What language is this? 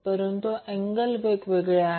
Marathi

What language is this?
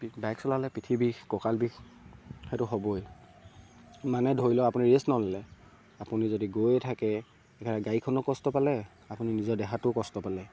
Assamese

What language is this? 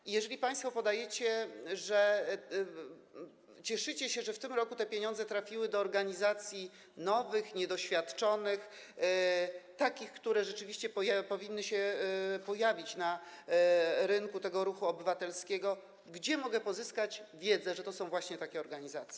Polish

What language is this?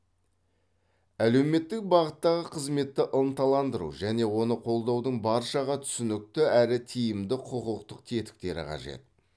Kazakh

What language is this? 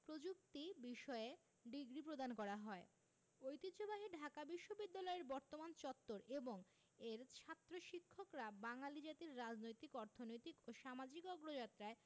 Bangla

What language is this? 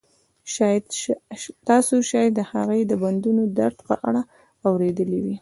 Pashto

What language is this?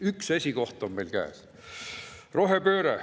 Estonian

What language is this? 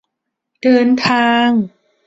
Thai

